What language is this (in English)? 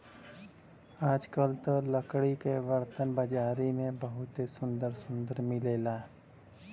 Bhojpuri